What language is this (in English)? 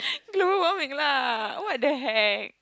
English